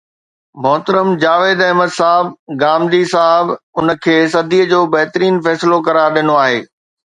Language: Sindhi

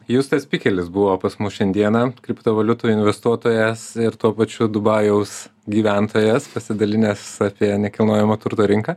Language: Lithuanian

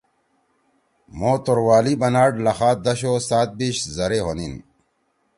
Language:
Torwali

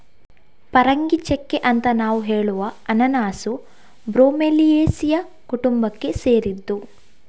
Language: Kannada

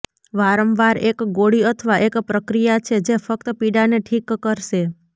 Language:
Gujarati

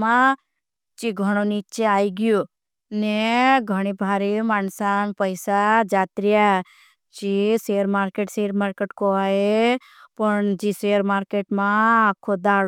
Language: Bhili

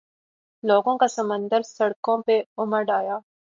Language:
Urdu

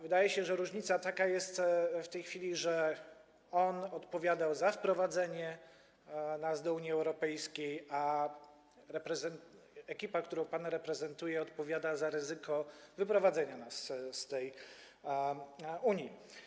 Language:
Polish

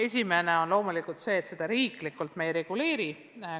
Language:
Estonian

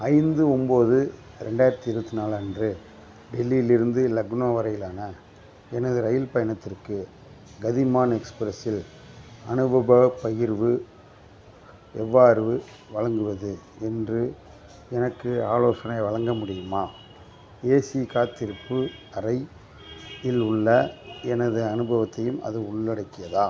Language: Tamil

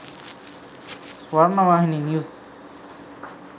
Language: Sinhala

